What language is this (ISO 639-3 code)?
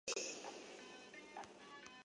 zho